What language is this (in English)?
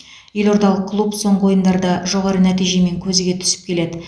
Kazakh